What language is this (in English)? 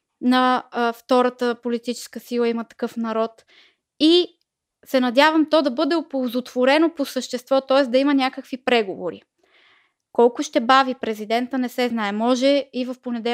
Bulgarian